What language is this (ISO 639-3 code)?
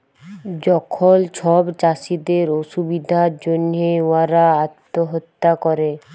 ben